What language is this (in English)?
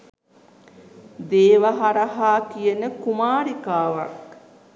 Sinhala